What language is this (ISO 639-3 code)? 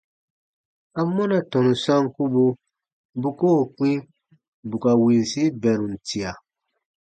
bba